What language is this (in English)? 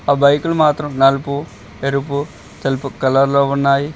Telugu